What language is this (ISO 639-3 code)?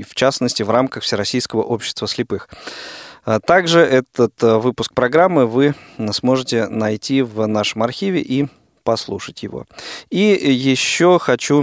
rus